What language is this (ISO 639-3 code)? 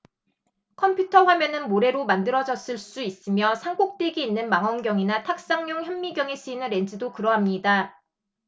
kor